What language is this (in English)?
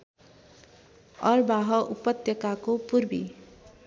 Nepali